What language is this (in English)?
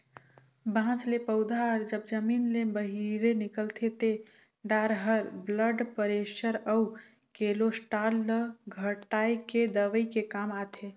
Chhattisgarhi